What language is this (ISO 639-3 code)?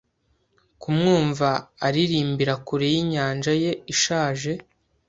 kin